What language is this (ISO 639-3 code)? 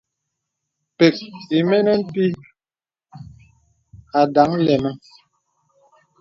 beb